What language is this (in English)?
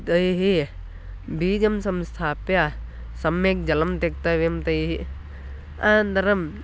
Sanskrit